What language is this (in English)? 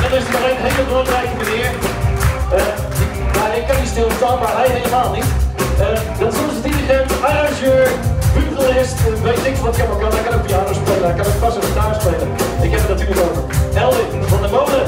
Dutch